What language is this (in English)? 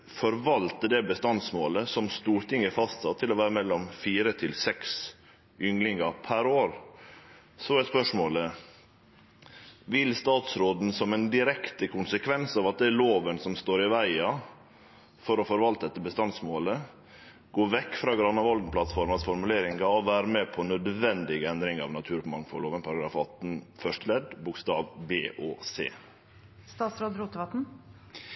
Norwegian Nynorsk